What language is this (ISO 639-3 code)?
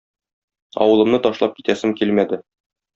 tat